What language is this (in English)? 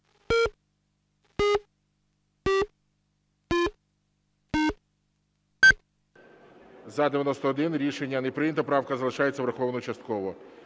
Ukrainian